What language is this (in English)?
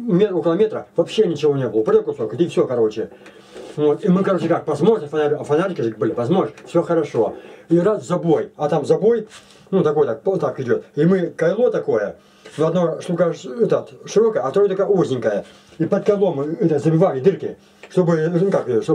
Russian